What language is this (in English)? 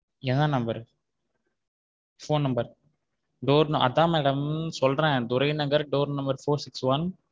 Tamil